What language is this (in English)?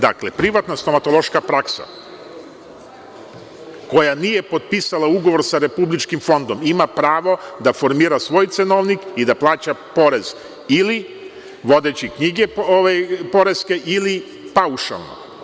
Serbian